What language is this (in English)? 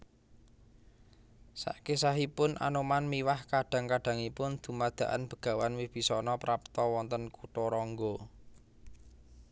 Javanese